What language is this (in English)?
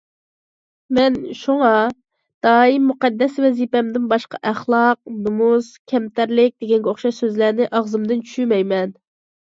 Uyghur